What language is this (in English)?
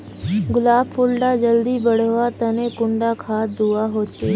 Magahi